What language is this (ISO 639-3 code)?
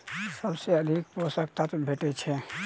mai